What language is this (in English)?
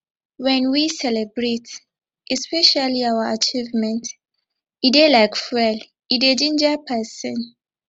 Nigerian Pidgin